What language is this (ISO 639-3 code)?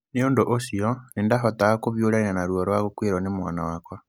kik